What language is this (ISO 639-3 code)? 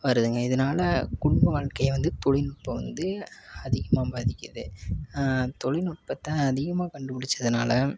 tam